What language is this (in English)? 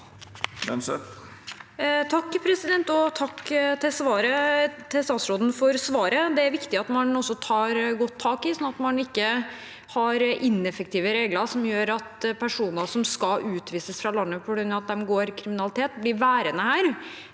Norwegian